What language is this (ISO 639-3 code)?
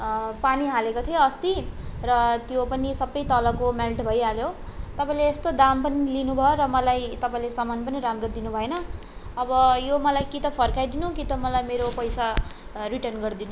nep